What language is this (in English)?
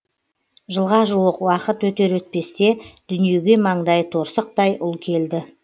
Kazakh